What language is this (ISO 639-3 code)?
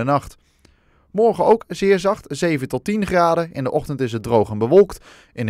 nld